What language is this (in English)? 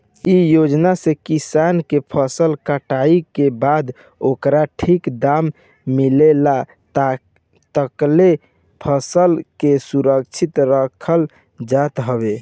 Bhojpuri